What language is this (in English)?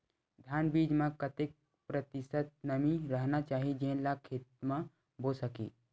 Chhattisgarhi